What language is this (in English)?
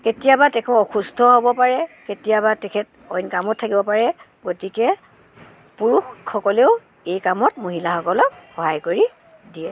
Assamese